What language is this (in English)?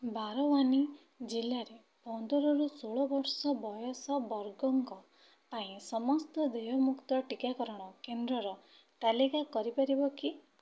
Odia